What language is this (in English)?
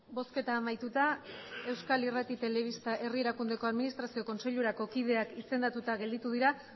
Basque